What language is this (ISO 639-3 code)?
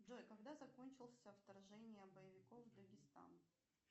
rus